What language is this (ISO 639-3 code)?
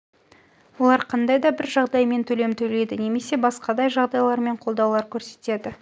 kaz